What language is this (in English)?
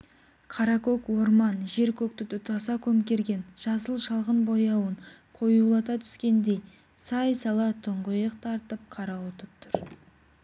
Kazakh